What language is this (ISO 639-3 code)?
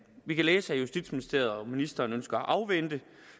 dan